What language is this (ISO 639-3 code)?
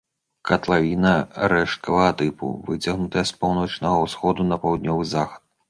bel